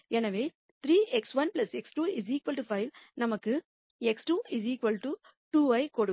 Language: Tamil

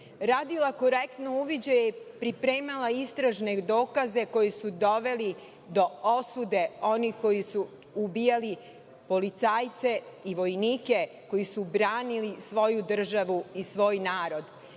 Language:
Serbian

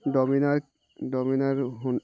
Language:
Bangla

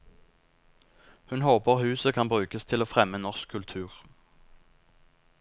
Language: Norwegian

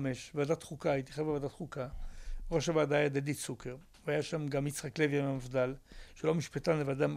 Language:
Hebrew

